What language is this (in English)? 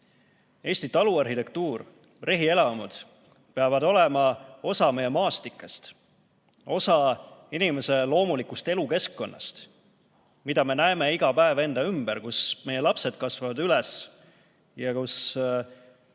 Estonian